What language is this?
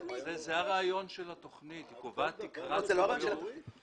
Hebrew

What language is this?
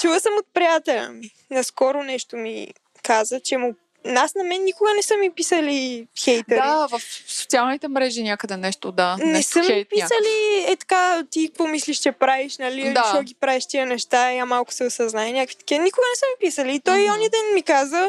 Bulgarian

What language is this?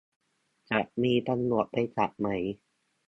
Thai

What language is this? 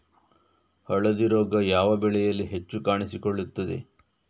Kannada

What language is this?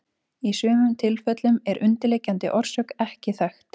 Icelandic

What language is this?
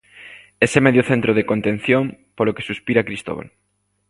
Galician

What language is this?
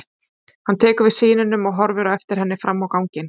Icelandic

